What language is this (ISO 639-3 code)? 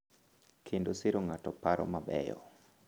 luo